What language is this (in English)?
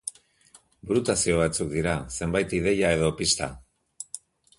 Basque